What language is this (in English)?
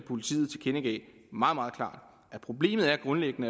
Danish